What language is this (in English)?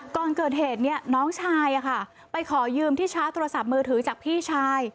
Thai